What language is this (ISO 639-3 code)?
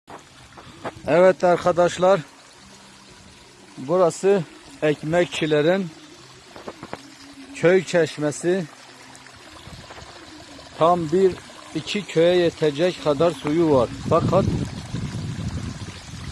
tur